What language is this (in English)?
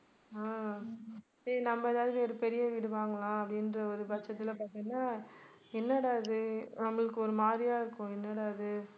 Tamil